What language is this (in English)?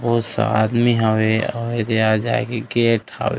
Chhattisgarhi